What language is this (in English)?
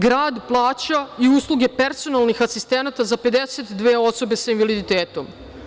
Serbian